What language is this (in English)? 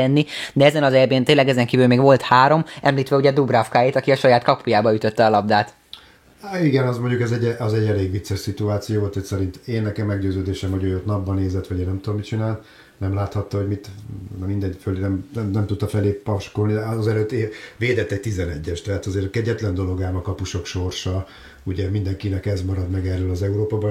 Hungarian